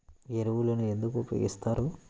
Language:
Telugu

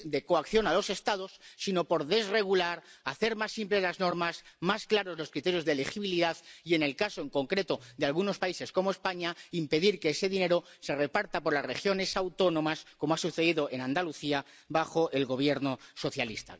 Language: Spanish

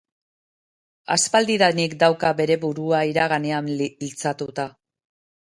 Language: Basque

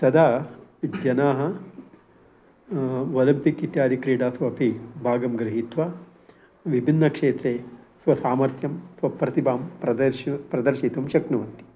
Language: Sanskrit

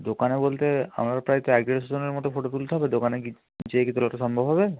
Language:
Bangla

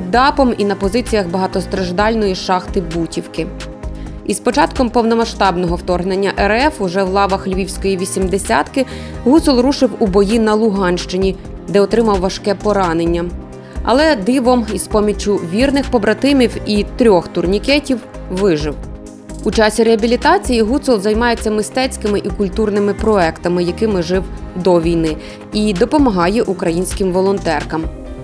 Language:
Ukrainian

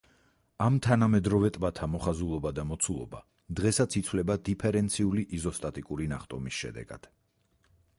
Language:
Georgian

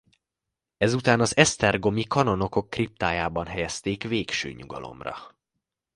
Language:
Hungarian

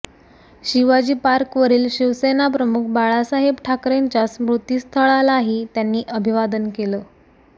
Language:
Marathi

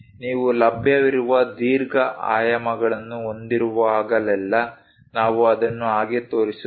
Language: Kannada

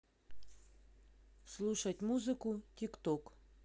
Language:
Russian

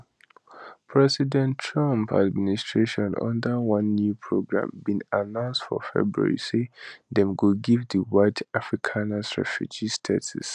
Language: Nigerian Pidgin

